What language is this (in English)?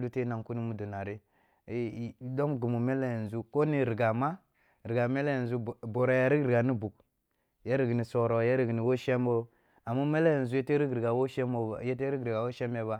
Kulung (Nigeria)